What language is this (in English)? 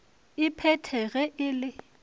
Northern Sotho